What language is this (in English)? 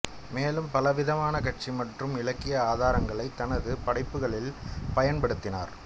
Tamil